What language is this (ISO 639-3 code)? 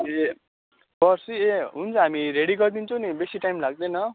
nep